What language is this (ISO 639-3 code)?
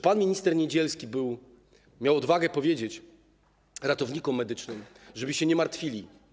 pol